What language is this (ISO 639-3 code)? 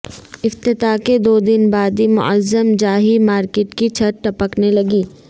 urd